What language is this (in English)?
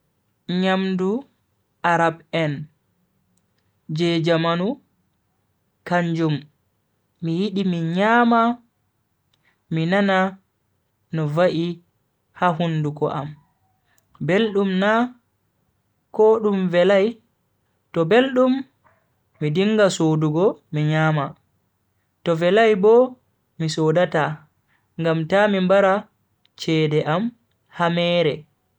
Bagirmi Fulfulde